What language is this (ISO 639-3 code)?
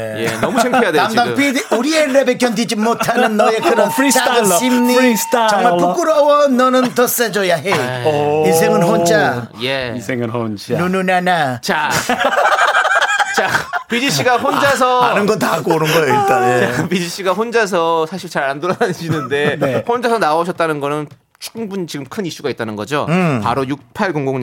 kor